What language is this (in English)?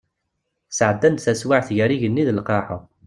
Kabyle